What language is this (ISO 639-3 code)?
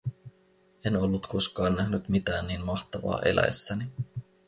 fin